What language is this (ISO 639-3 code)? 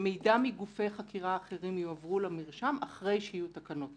heb